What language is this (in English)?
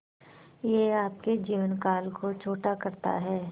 Hindi